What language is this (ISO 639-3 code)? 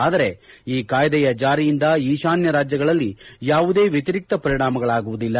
kan